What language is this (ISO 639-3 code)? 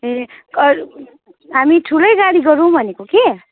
nep